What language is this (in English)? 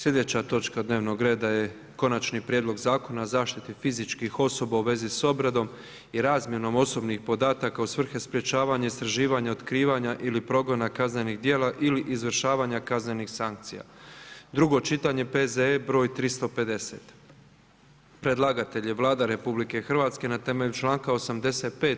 Croatian